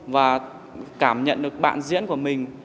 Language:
Vietnamese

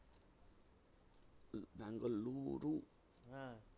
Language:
Bangla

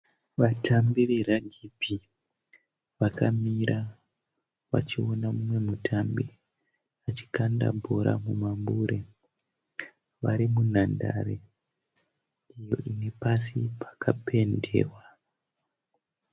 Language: Shona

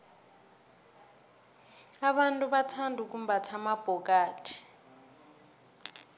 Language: South Ndebele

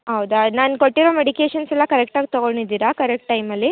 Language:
Kannada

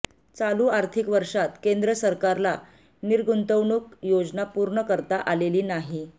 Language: Marathi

